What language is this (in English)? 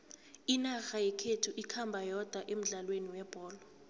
South Ndebele